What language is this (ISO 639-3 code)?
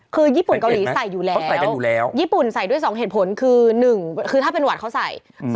tha